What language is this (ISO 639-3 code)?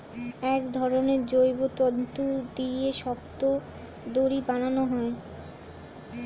ben